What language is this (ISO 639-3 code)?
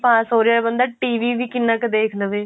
pan